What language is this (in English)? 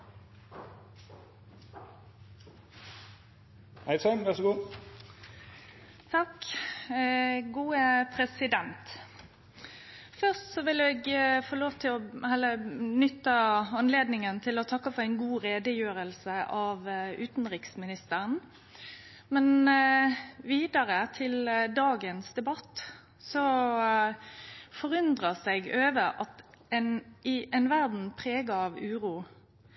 Norwegian Nynorsk